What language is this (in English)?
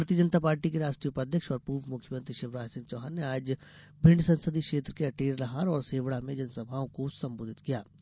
Hindi